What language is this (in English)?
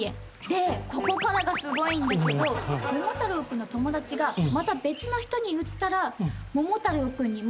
Japanese